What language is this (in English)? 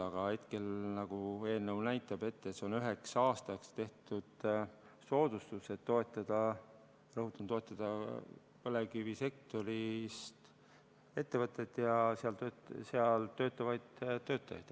Estonian